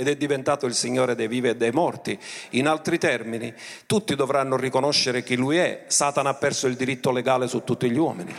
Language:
Italian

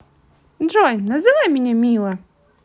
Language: Russian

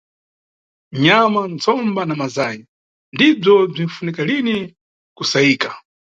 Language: Nyungwe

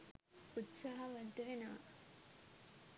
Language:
Sinhala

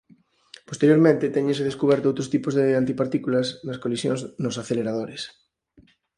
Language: Galician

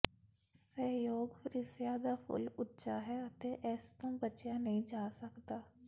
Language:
Punjabi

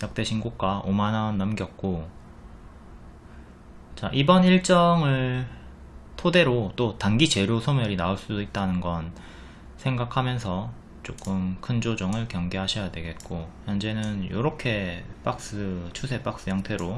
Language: Korean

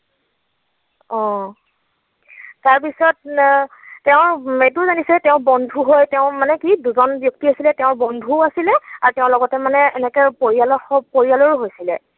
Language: Assamese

